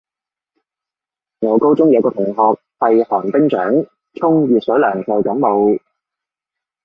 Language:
Cantonese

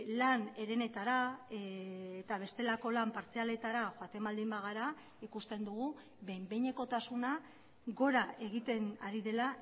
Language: Basque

